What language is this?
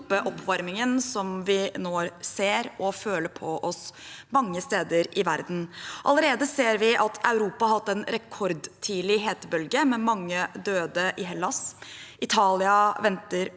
Norwegian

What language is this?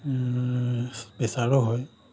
Assamese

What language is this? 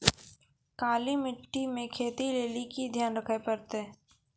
Maithili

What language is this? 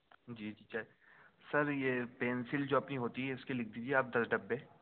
Urdu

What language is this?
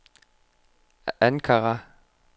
Danish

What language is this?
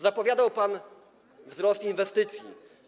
Polish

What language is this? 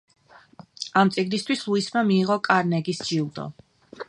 Georgian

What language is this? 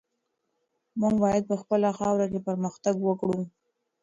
Pashto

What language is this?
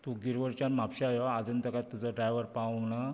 Konkani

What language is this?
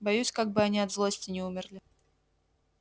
Russian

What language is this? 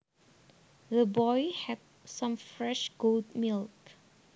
Javanese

